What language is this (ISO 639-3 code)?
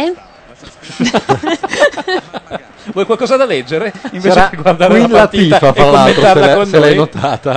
ita